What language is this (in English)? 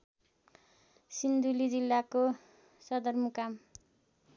Nepali